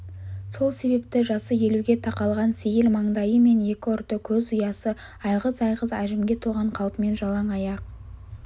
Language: Kazakh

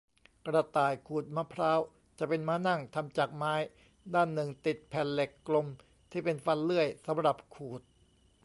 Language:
Thai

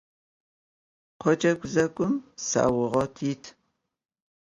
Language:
Adyghe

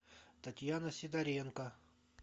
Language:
Russian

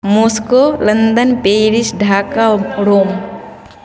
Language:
Maithili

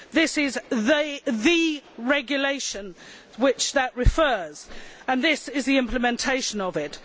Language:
English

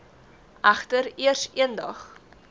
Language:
Afrikaans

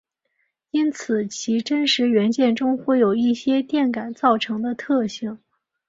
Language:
Chinese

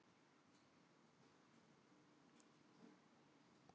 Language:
Icelandic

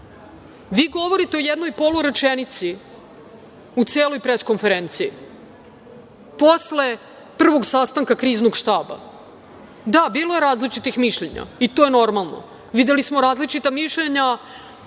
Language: Serbian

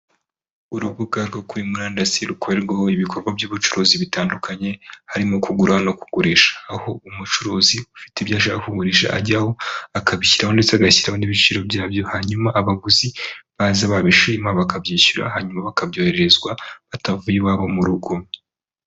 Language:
Kinyarwanda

